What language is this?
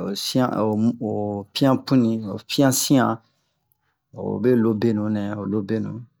Bomu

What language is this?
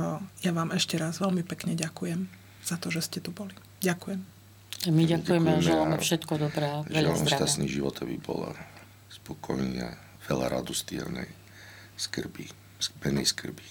Slovak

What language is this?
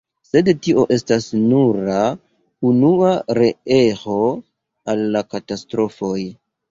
Esperanto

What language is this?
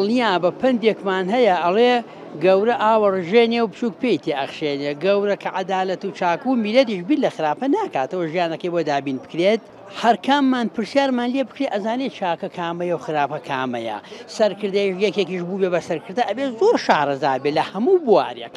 Arabic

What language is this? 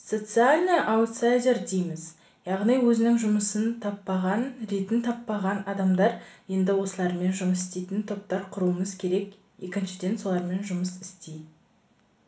Kazakh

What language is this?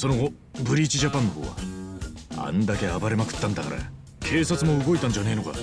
Japanese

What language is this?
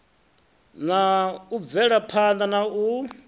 Venda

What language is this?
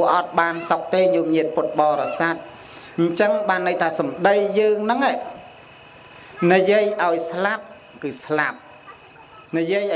Vietnamese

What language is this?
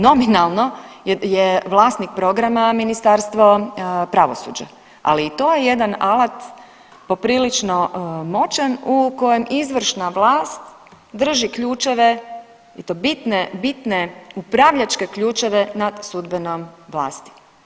Croatian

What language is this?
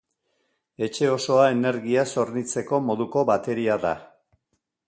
Basque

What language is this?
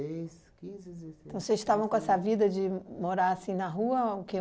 Portuguese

